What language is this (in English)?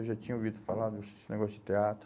Portuguese